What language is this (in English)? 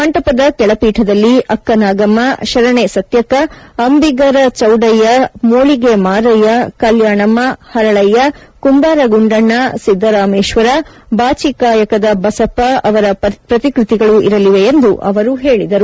Kannada